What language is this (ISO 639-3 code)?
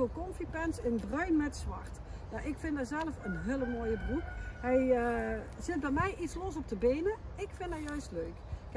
nld